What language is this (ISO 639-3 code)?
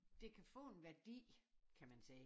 dan